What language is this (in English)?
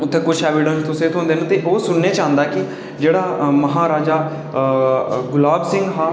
Dogri